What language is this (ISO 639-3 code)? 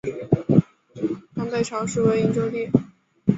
zho